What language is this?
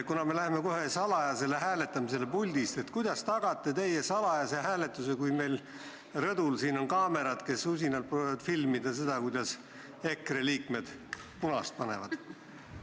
Estonian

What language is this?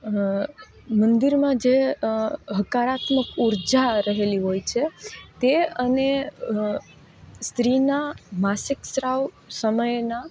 Gujarati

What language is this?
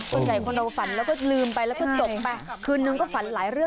Thai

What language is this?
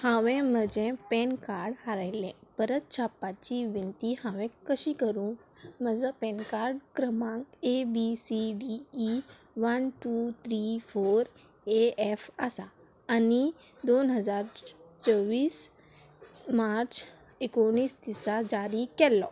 Konkani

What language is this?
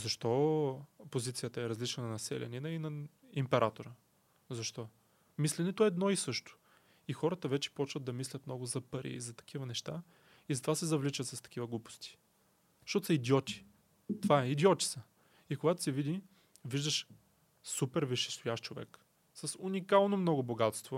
Bulgarian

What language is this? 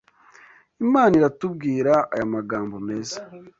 Kinyarwanda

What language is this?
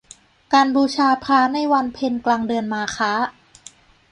Thai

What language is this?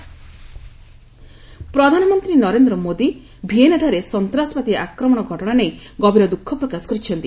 Odia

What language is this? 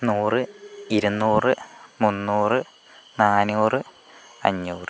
Malayalam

